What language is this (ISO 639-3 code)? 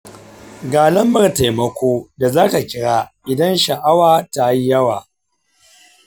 hau